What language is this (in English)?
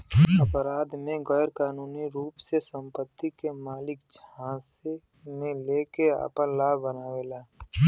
Bhojpuri